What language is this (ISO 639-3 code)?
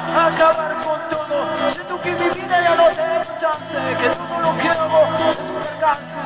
ukr